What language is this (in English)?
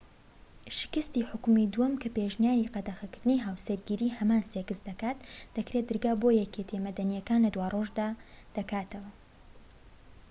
Central Kurdish